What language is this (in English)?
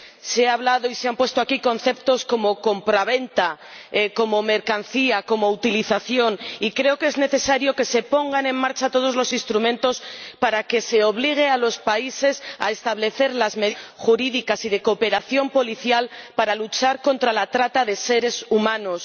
Spanish